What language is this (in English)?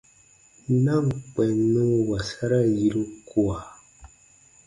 Baatonum